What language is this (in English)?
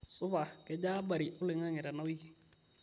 Masai